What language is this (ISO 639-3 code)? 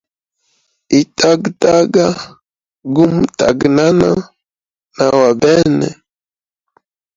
hem